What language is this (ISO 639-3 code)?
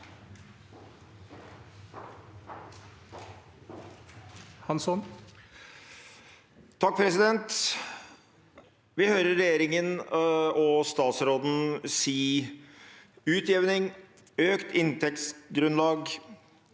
nor